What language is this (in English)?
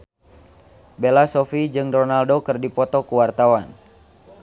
Sundanese